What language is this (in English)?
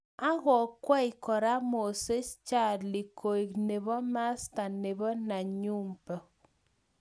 Kalenjin